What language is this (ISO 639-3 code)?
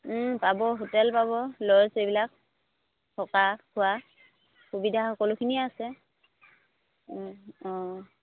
asm